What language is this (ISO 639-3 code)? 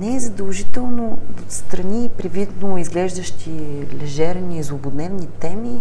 bul